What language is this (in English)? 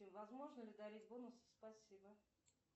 Russian